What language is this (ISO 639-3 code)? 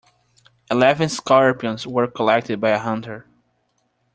eng